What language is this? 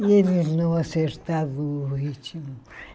Portuguese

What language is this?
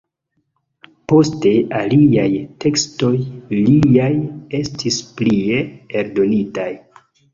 Esperanto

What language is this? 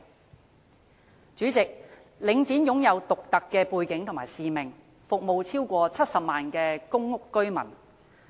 Cantonese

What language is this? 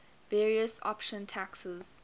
English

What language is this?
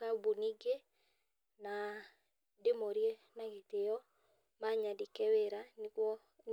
Kikuyu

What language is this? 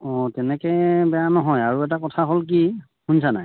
Assamese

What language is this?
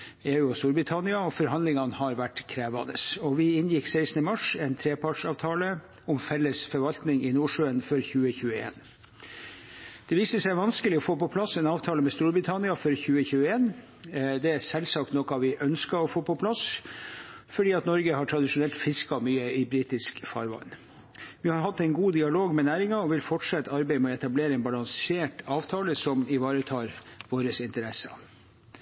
Norwegian Bokmål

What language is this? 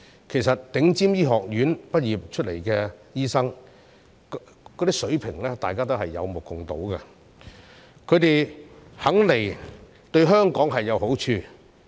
Cantonese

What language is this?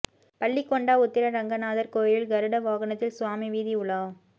Tamil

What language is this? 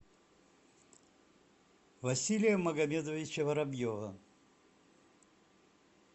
Russian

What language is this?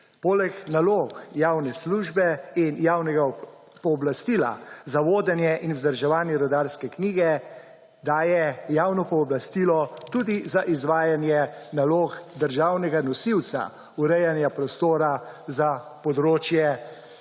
Slovenian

